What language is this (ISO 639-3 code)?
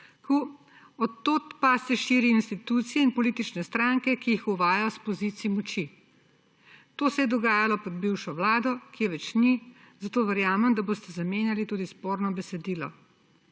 slv